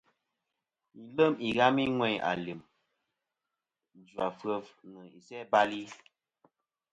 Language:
Kom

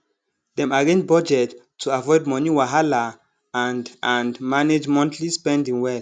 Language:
Nigerian Pidgin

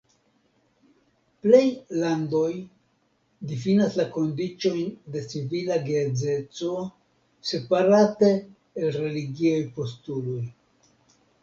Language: Esperanto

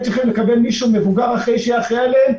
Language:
Hebrew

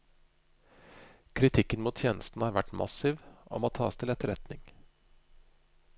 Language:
Norwegian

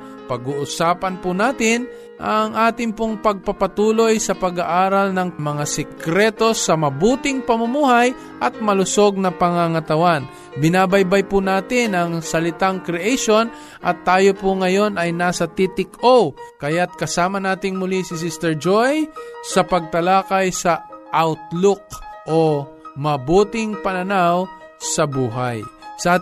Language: Filipino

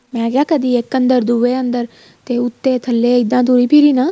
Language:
Punjabi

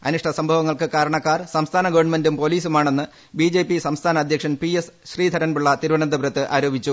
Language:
Malayalam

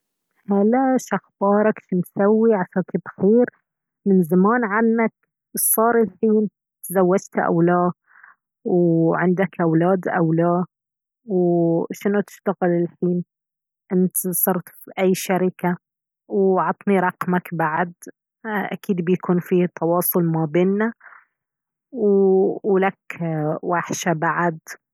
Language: Baharna Arabic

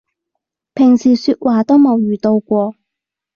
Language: Cantonese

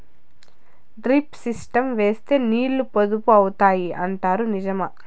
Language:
Telugu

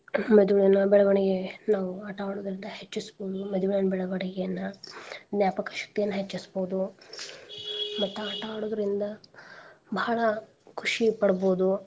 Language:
Kannada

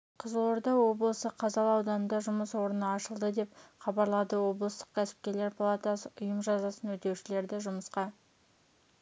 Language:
Kazakh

